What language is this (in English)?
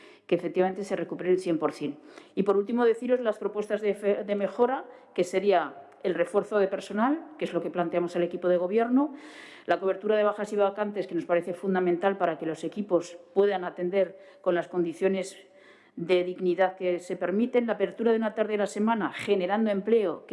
Spanish